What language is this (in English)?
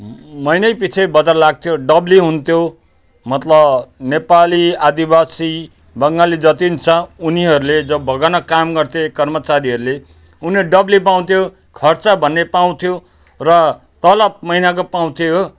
Nepali